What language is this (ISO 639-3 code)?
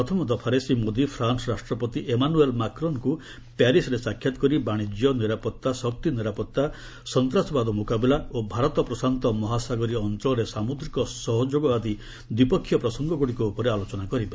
ori